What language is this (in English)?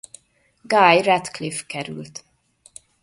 Hungarian